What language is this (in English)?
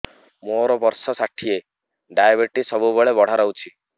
Odia